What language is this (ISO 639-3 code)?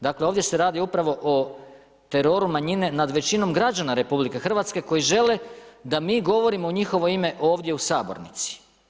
hrv